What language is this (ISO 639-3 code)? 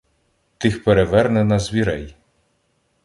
ukr